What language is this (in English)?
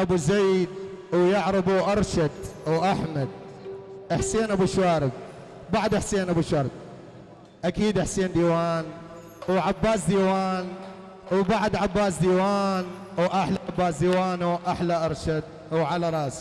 Arabic